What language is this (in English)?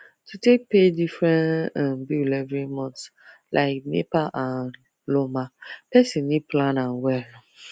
Nigerian Pidgin